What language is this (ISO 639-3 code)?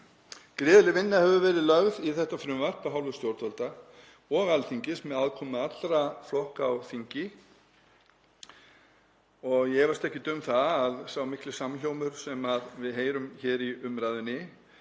isl